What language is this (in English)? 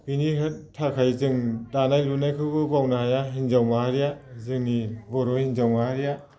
Bodo